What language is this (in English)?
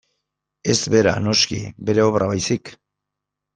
Basque